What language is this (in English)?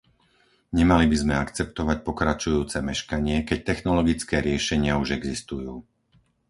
Slovak